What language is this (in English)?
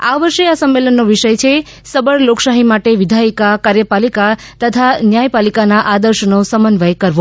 Gujarati